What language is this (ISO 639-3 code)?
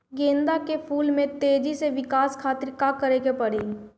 bho